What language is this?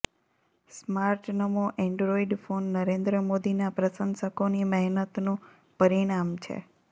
Gujarati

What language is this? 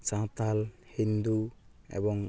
Santali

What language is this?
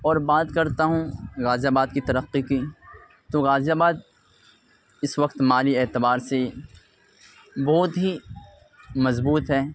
Urdu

